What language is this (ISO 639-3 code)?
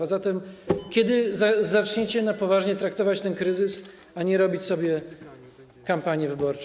pol